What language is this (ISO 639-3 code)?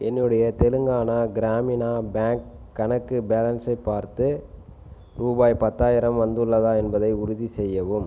tam